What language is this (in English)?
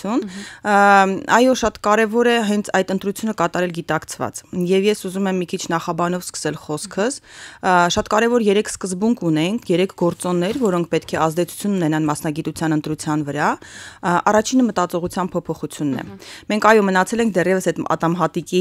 Romanian